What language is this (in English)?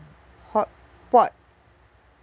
English